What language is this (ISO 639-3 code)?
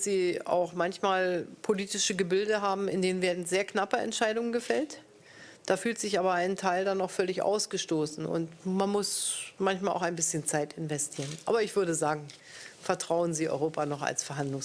deu